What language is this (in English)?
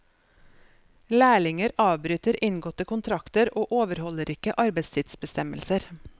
Norwegian